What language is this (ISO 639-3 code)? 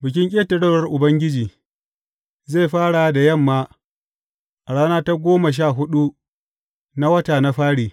hau